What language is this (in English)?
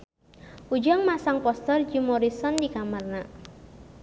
Sundanese